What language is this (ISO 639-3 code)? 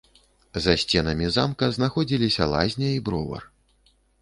bel